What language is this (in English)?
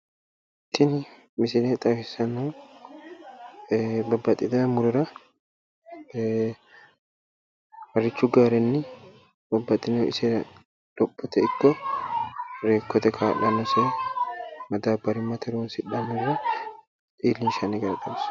Sidamo